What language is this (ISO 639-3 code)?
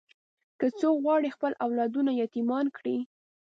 pus